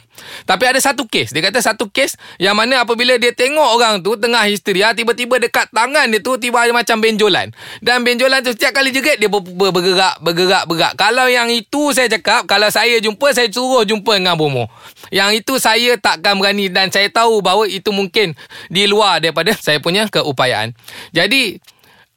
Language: Malay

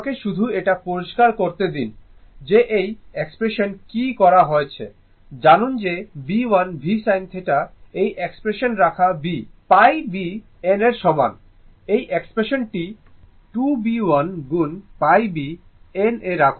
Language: Bangla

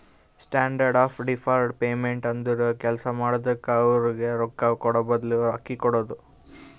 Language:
Kannada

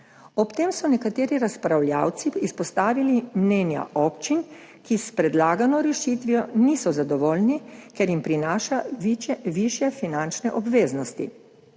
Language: Slovenian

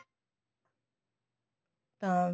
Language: Punjabi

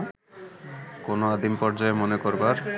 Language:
Bangla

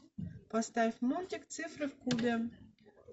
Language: Russian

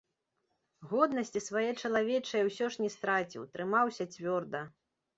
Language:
Belarusian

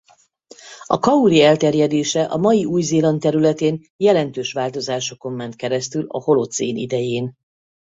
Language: Hungarian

